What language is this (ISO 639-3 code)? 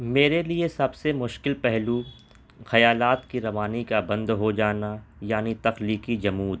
urd